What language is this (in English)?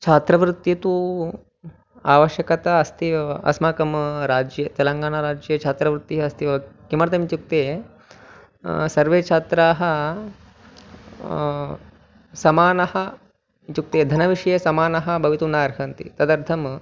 Sanskrit